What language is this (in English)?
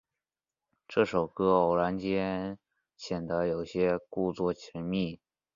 Chinese